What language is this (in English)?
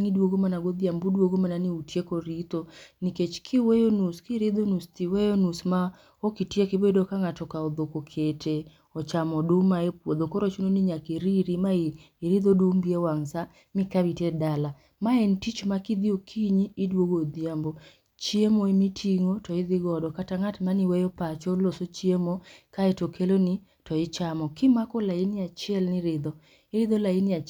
Luo (Kenya and Tanzania)